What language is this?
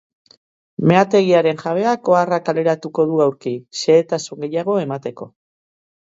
Basque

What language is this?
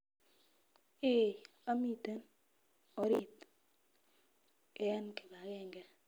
Kalenjin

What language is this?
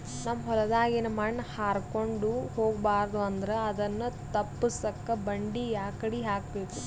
Kannada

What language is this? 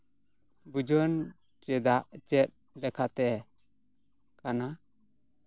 Santali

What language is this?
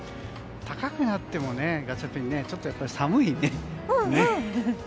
Japanese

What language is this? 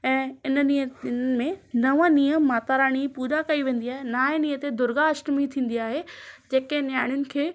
Sindhi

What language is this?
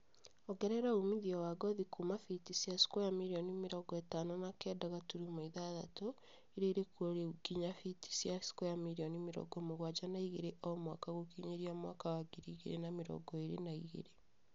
Kikuyu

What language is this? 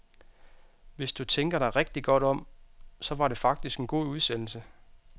Danish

